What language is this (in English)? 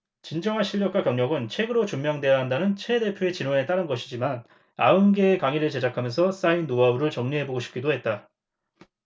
Korean